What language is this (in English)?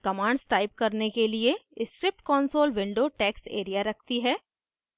Hindi